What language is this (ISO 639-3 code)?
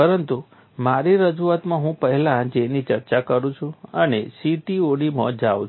guj